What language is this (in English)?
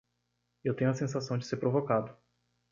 Portuguese